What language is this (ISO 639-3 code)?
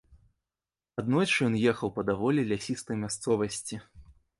bel